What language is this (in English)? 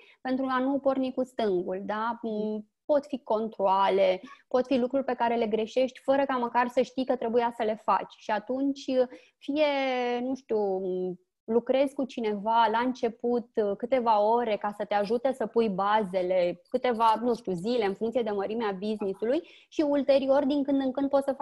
Romanian